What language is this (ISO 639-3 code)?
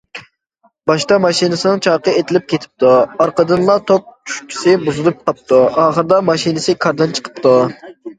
uig